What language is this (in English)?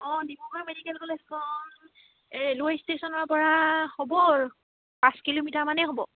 Assamese